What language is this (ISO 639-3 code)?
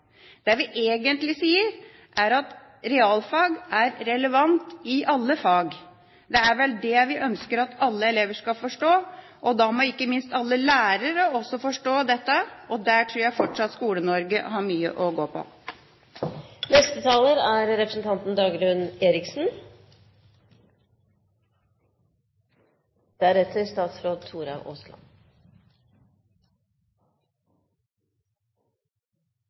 nob